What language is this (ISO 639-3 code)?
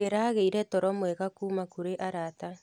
kik